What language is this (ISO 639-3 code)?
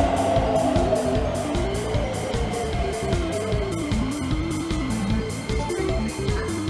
jpn